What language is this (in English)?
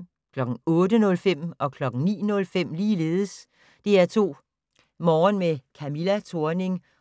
Danish